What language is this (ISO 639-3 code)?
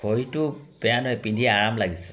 asm